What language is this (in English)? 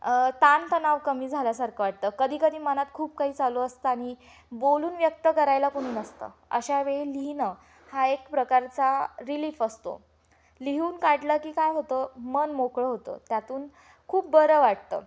Marathi